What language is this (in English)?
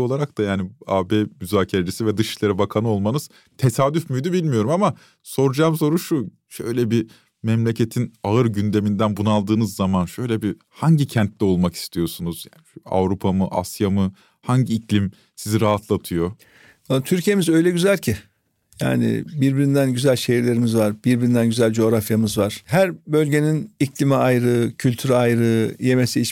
Turkish